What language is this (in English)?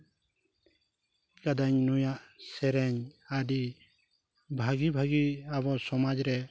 Santali